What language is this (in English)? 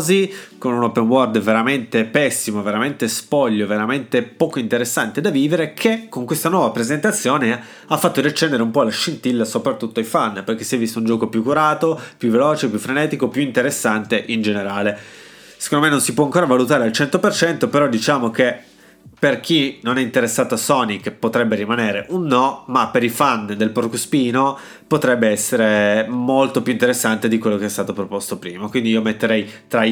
Italian